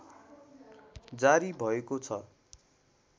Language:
Nepali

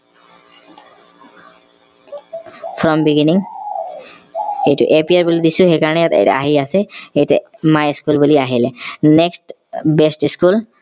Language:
Assamese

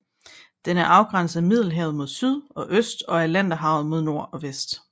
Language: Danish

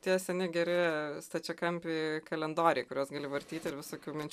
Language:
Lithuanian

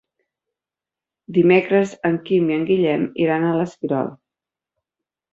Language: Catalan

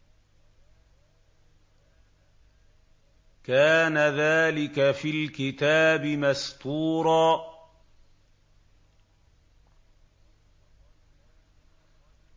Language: Arabic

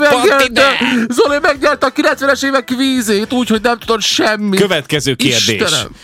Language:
Hungarian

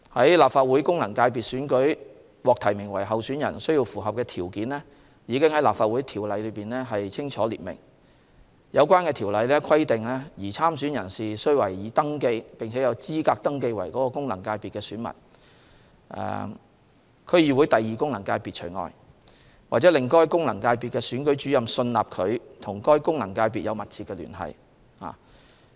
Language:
Cantonese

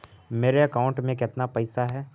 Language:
Magahi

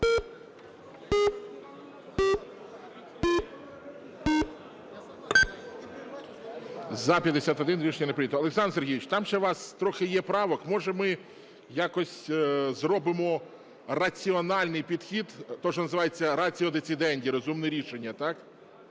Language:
Ukrainian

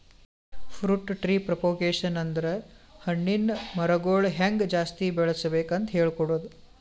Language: Kannada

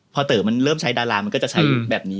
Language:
Thai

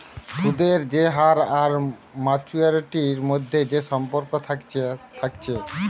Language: Bangla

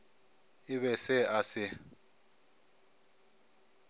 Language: Northern Sotho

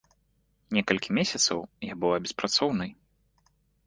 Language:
Belarusian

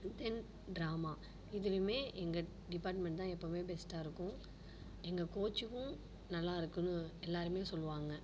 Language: Tamil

